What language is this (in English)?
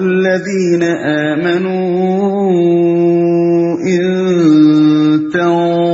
Urdu